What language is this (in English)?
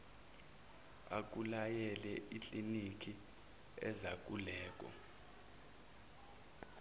Zulu